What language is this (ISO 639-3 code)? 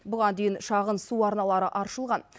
kaz